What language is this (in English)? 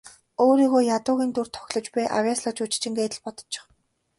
Mongolian